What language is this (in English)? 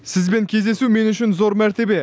Kazakh